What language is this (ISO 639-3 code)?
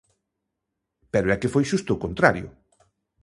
glg